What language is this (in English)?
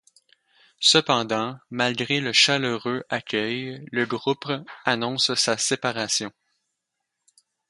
French